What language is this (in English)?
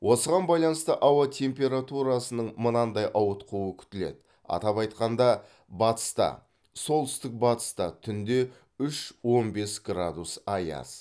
Kazakh